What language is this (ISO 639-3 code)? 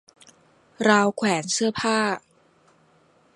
tha